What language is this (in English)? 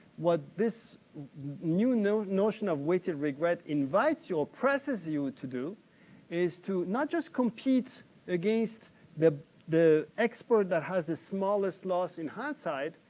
English